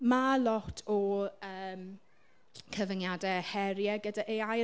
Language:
Welsh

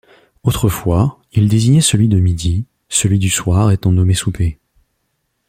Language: French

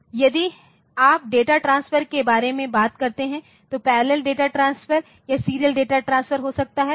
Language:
Hindi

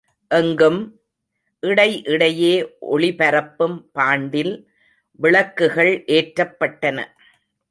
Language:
Tamil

